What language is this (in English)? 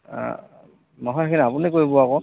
Assamese